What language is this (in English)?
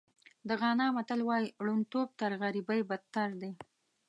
Pashto